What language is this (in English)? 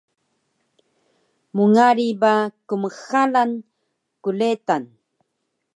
Taroko